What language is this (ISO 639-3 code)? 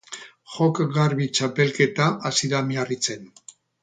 eus